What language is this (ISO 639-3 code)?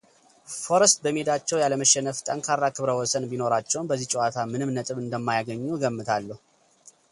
amh